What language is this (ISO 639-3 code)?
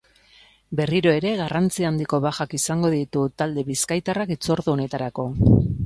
eus